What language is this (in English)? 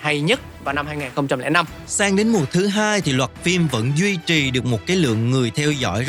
Vietnamese